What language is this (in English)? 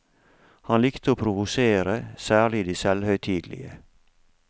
Norwegian